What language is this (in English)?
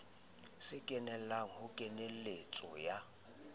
Southern Sotho